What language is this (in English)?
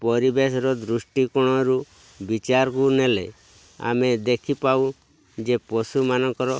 Odia